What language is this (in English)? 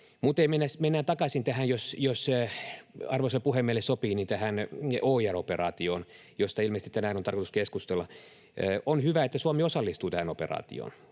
Finnish